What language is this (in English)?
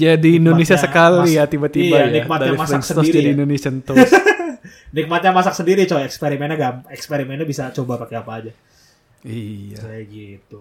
Indonesian